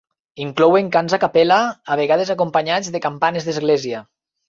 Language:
Catalan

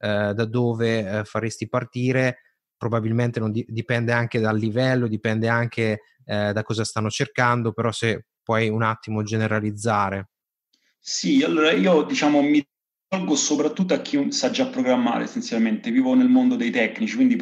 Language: Italian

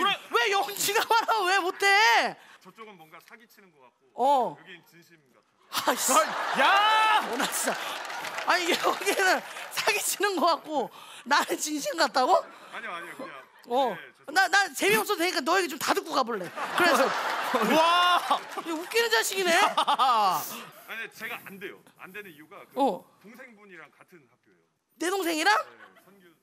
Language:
Korean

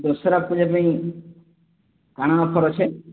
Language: Odia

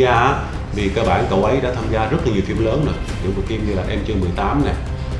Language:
Vietnamese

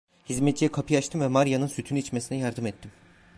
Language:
Turkish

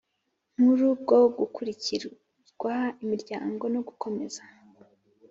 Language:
Kinyarwanda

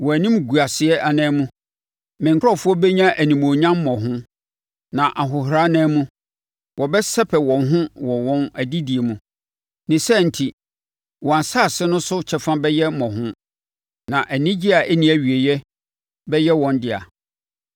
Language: Akan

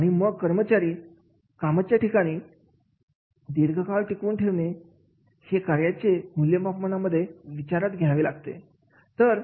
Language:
Marathi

